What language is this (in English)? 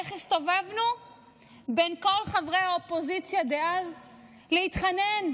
Hebrew